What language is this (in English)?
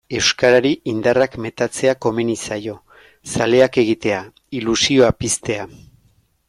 Basque